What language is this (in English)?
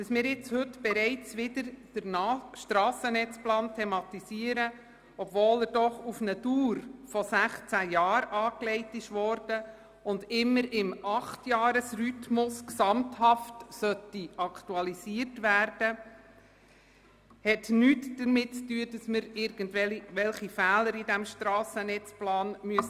Swiss German